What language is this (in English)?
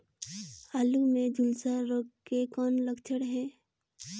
Chhattisgarhi